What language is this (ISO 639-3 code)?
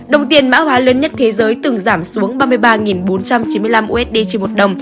vie